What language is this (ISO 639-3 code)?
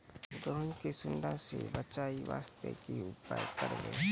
mai